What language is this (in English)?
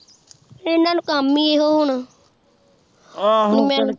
Punjabi